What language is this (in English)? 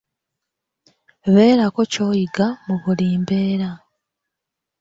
Ganda